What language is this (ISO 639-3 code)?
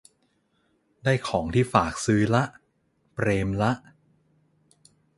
tha